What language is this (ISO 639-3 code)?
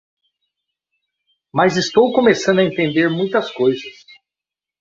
por